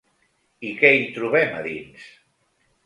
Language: Catalan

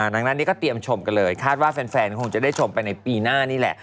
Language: Thai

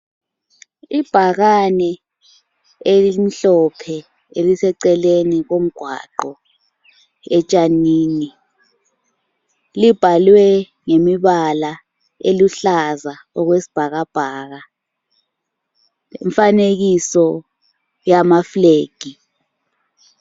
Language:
North Ndebele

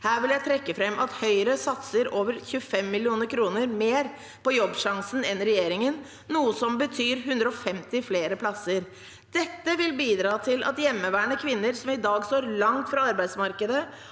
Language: Norwegian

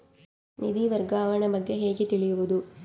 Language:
Kannada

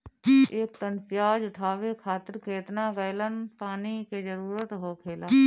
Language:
Bhojpuri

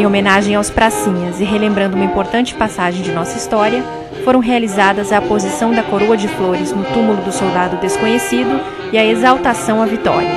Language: Portuguese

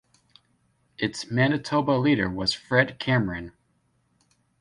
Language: English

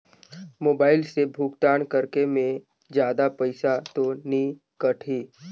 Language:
Chhattisgarhi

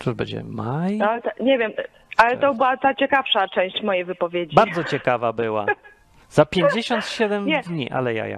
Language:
Polish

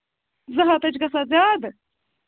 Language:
Kashmiri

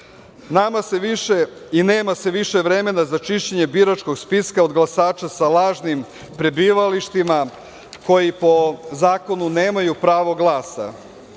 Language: Serbian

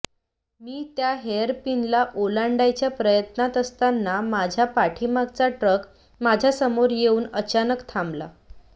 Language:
Marathi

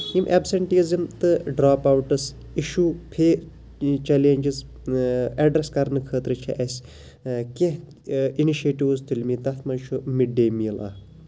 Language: Kashmiri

